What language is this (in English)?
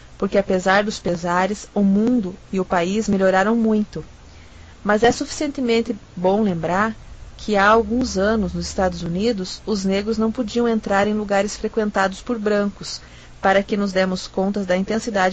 Portuguese